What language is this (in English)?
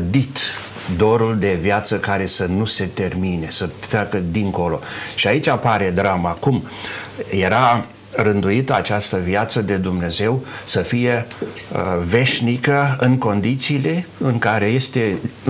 Romanian